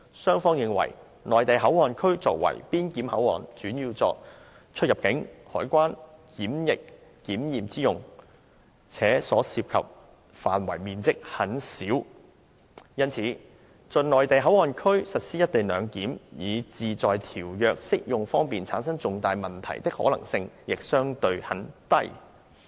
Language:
Cantonese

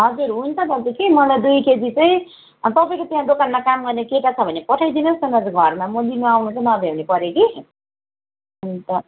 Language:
Nepali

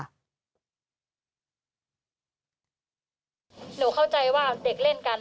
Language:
Thai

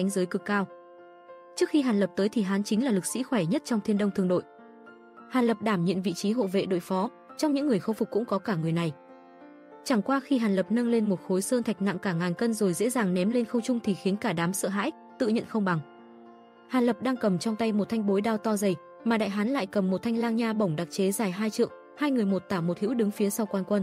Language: Vietnamese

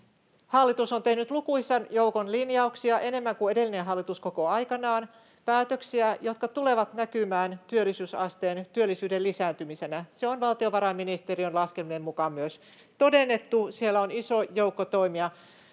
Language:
Finnish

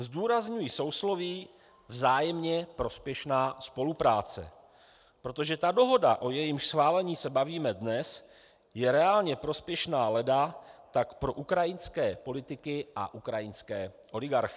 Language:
Czech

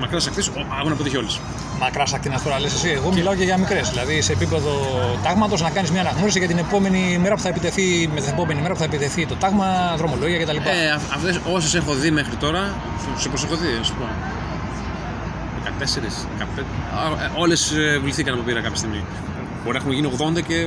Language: Greek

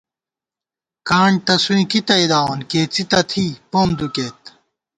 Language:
Gawar-Bati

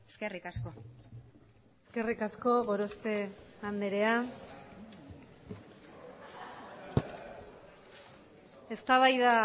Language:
Basque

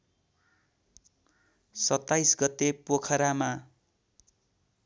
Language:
Nepali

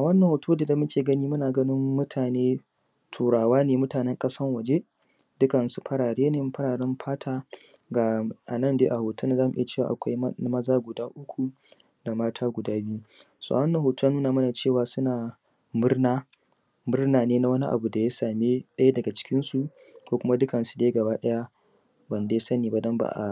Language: Hausa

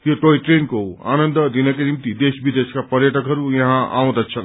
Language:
Nepali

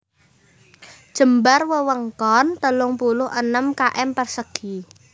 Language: Javanese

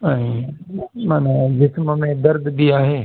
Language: Sindhi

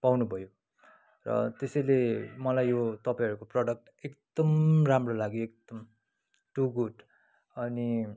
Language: Nepali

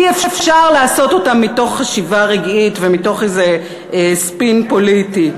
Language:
Hebrew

